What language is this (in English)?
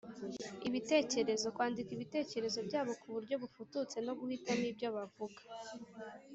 Kinyarwanda